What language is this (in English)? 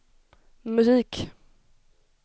Swedish